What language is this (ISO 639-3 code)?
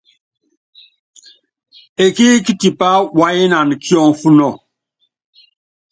yav